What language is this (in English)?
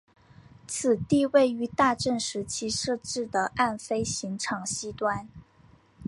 Chinese